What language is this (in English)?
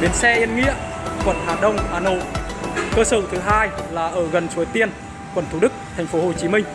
Vietnamese